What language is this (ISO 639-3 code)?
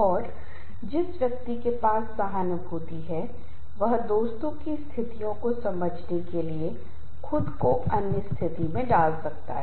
hin